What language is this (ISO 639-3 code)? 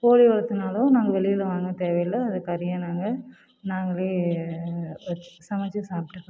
tam